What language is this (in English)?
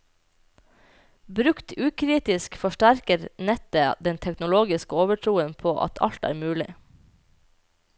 Norwegian